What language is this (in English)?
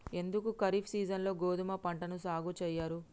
Telugu